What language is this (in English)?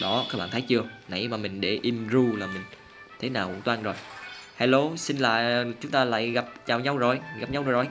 Vietnamese